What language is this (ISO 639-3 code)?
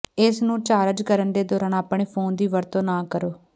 pan